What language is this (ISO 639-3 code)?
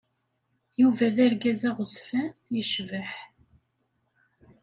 kab